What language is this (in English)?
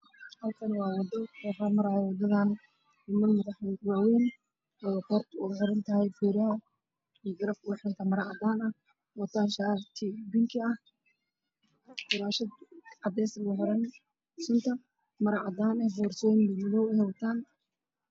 Somali